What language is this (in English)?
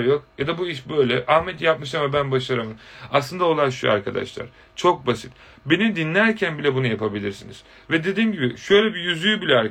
Turkish